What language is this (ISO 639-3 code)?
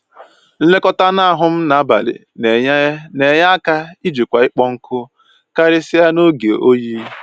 ibo